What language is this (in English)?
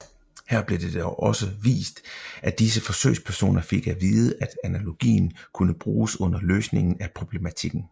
Danish